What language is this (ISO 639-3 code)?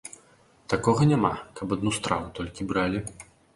bel